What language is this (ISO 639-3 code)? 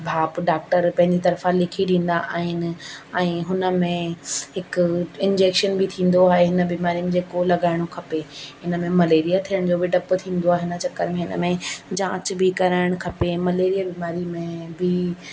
snd